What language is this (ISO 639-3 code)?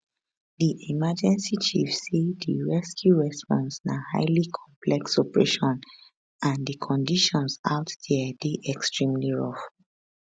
pcm